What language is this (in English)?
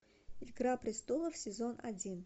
Russian